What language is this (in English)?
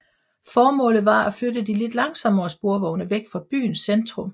Danish